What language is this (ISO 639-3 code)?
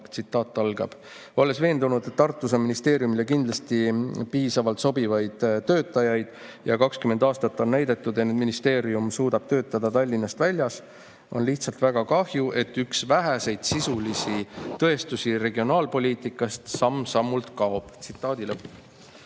est